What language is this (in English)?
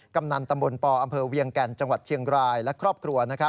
Thai